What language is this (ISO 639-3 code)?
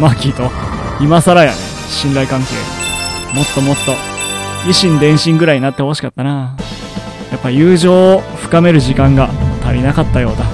jpn